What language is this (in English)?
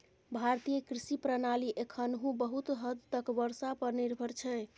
Maithili